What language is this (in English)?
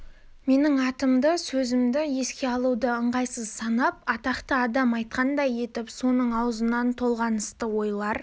Kazakh